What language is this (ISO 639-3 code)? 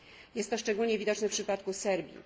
pol